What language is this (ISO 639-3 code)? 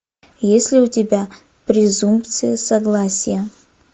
rus